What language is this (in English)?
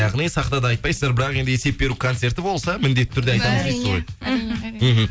Kazakh